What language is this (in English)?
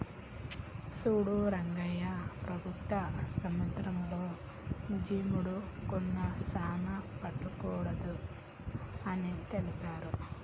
Telugu